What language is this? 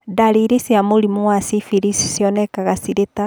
Kikuyu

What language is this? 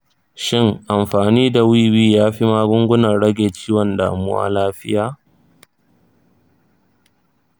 Hausa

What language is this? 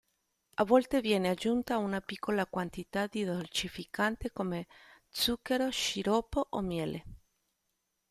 Italian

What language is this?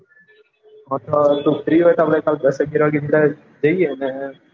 Gujarati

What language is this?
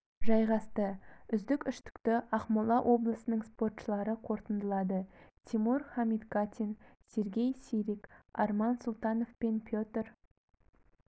Kazakh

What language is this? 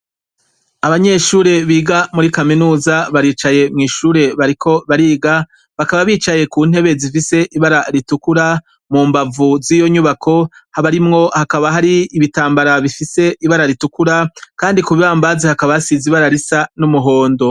Rundi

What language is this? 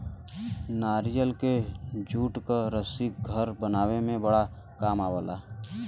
Bhojpuri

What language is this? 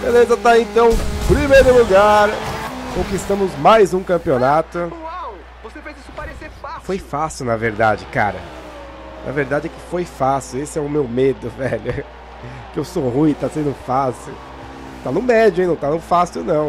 Portuguese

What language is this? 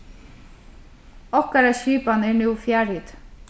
Faroese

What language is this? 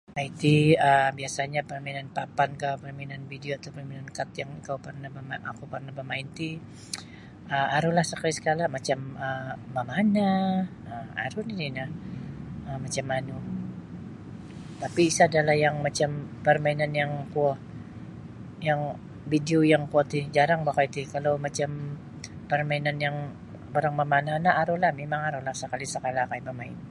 Sabah Bisaya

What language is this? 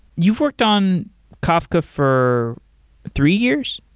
English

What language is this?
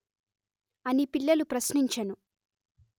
Telugu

